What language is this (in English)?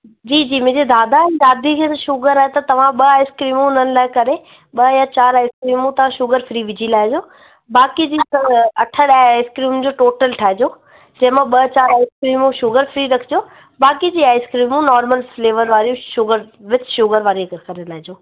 Sindhi